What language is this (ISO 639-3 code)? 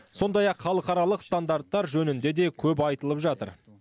kaz